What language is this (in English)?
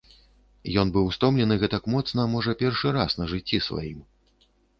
Belarusian